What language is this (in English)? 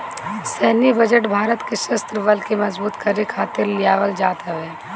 Bhojpuri